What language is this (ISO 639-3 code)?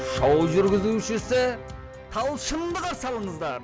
kaz